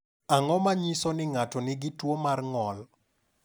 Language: Luo (Kenya and Tanzania)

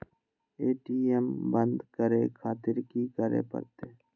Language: Maithili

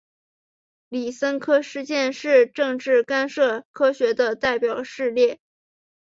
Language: Chinese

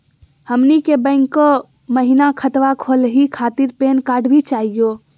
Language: Magahi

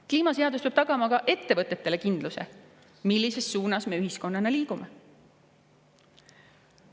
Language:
Estonian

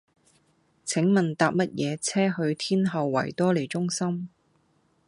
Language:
Cantonese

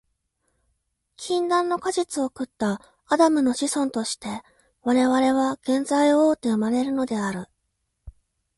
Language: Japanese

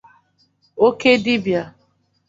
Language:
Igbo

